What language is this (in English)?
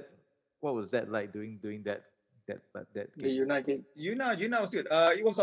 English